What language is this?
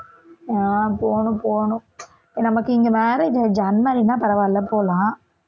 Tamil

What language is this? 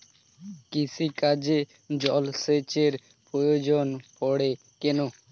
Bangla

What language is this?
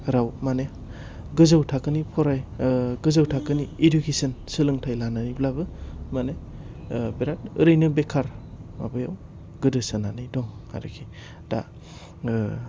Bodo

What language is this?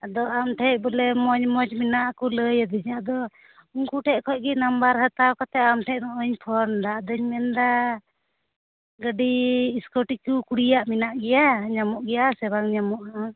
Santali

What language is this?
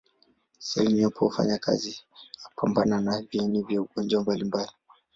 Swahili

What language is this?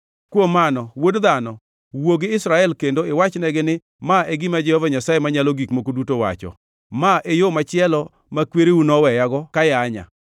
Luo (Kenya and Tanzania)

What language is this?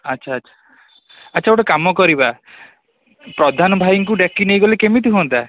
Odia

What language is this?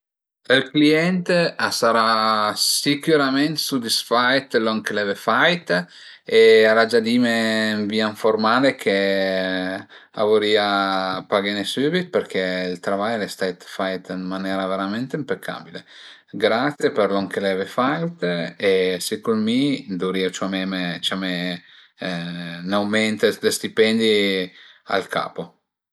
Piedmontese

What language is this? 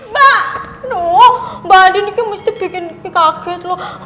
Indonesian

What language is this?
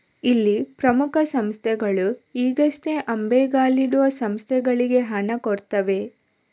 Kannada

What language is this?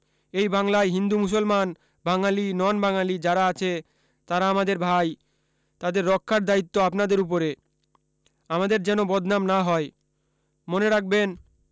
Bangla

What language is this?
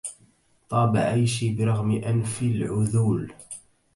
Arabic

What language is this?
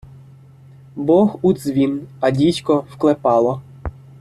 Ukrainian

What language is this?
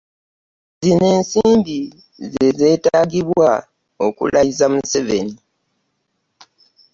Ganda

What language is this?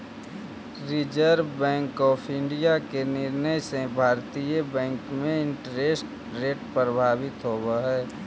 Magahi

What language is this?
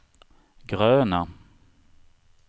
Swedish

